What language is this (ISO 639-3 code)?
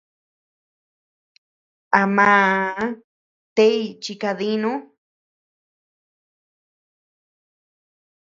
cux